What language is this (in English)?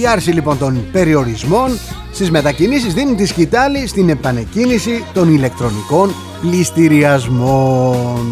Greek